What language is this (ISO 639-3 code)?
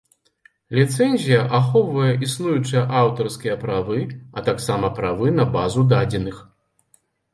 bel